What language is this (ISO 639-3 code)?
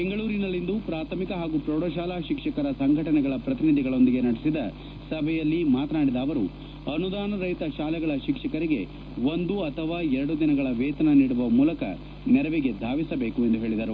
kan